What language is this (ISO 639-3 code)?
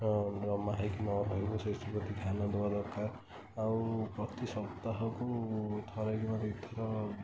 ori